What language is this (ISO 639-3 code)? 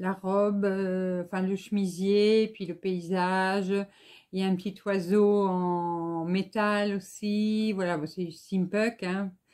fra